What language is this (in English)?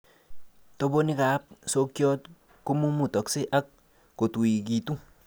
Kalenjin